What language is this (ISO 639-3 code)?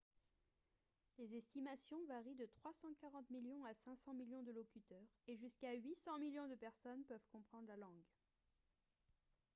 fra